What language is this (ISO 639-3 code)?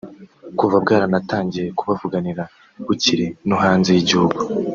kin